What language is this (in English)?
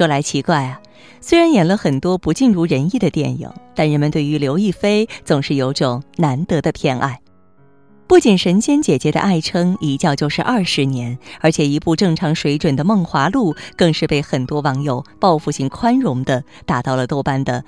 Chinese